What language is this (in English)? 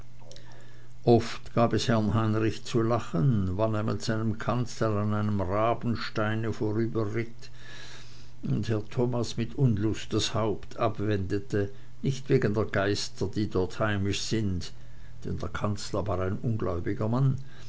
German